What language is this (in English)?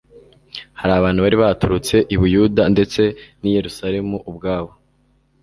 Kinyarwanda